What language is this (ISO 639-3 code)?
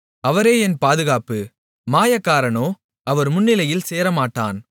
tam